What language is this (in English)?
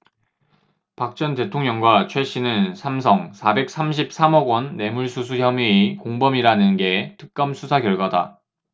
Korean